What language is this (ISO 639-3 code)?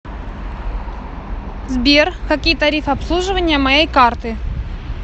rus